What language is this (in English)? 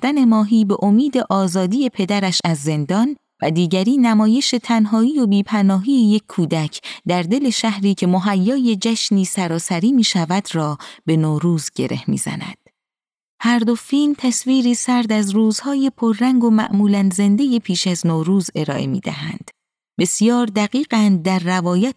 Persian